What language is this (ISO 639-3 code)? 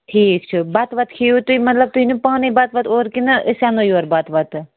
kas